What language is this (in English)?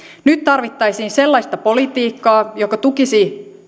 Finnish